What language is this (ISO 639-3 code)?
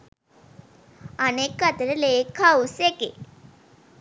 sin